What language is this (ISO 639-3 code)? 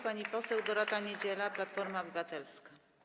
pol